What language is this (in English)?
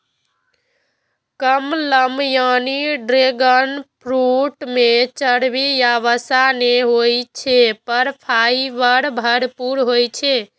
Maithili